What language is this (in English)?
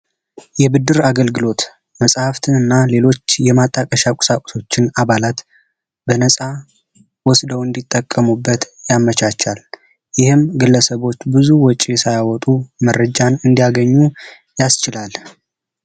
Amharic